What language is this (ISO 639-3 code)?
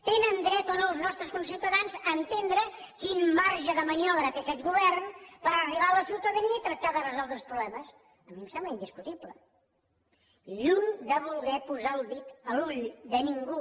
cat